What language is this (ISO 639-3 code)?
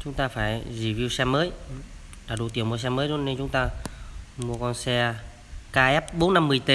vie